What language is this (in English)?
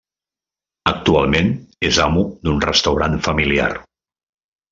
Catalan